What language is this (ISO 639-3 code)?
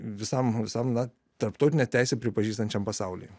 lit